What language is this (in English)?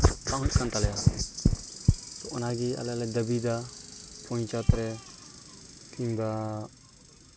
Santali